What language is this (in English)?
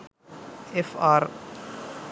Sinhala